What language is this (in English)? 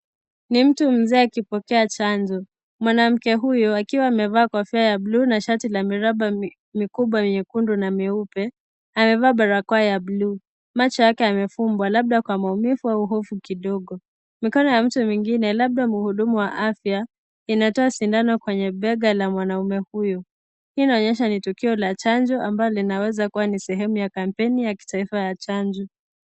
Swahili